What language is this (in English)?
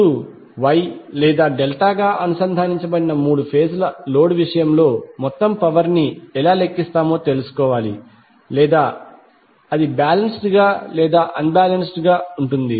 Telugu